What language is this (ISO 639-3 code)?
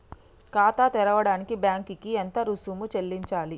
tel